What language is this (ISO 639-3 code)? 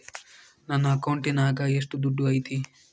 kan